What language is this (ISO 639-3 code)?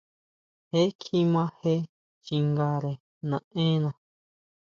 mau